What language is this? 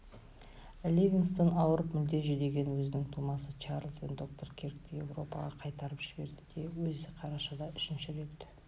Kazakh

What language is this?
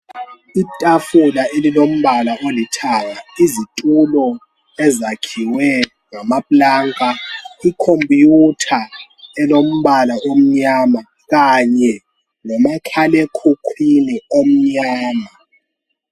North Ndebele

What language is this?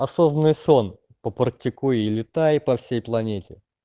Russian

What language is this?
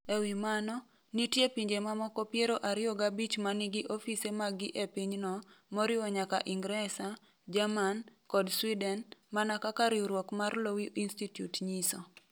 Luo (Kenya and Tanzania)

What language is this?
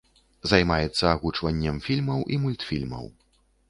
Belarusian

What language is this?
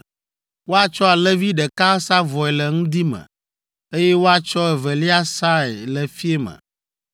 Ewe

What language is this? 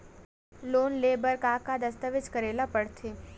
Chhattisgarhi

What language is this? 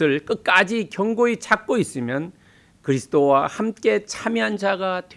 Korean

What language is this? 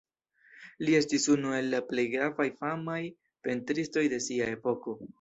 Esperanto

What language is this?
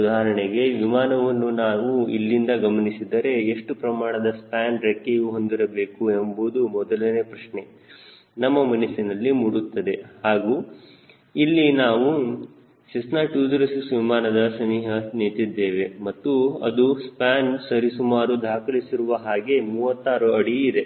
Kannada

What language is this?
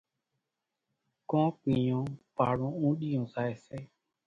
Kachi Koli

